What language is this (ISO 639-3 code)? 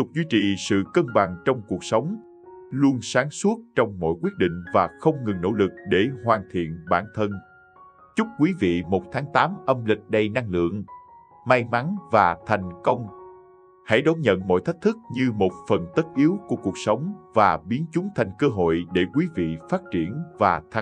vie